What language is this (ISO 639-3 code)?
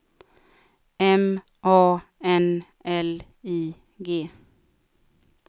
swe